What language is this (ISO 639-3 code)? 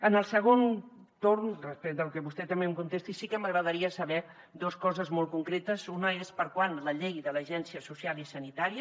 cat